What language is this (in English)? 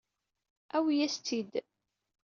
Kabyle